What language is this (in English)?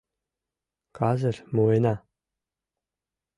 Mari